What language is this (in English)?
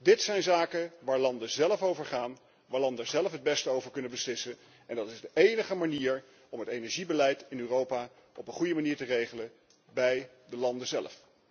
Dutch